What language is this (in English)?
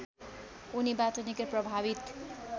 Nepali